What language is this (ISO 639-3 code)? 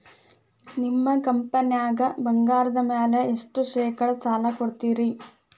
kan